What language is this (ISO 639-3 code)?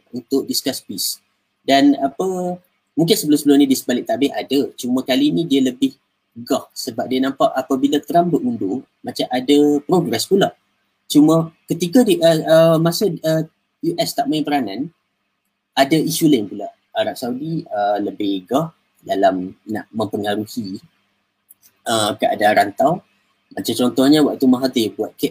msa